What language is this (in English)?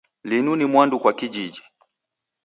Taita